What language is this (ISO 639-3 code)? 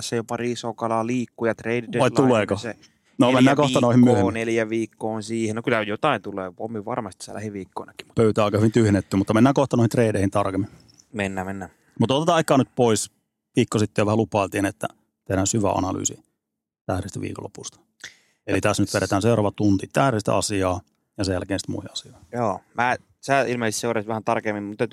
fin